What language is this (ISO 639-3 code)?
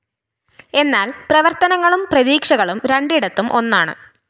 mal